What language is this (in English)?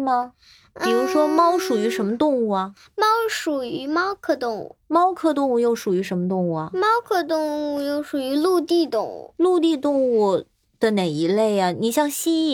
Chinese